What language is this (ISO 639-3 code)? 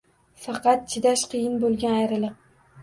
uzb